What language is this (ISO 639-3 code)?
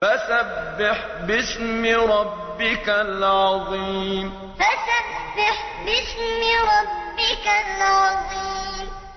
ara